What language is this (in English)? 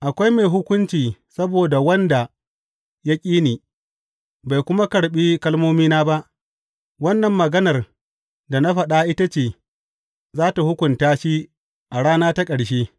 Hausa